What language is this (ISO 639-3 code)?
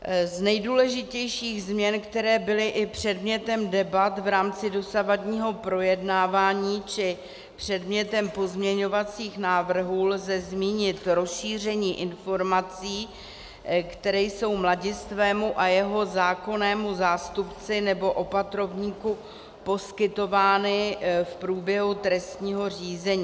ces